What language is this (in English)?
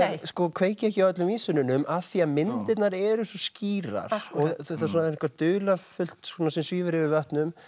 Icelandic